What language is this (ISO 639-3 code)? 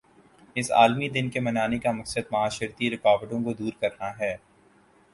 urd